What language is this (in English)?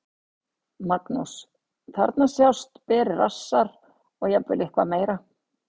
Icelandic